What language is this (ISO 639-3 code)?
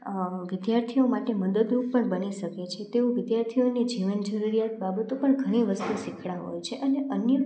guj